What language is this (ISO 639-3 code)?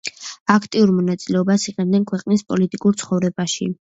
kat